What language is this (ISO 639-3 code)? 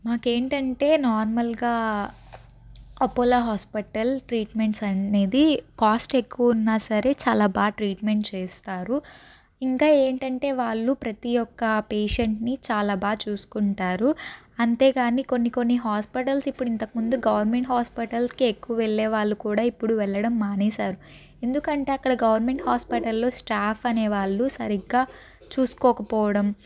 tel